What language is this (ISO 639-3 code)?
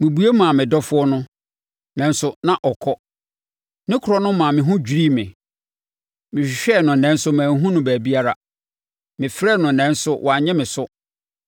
aka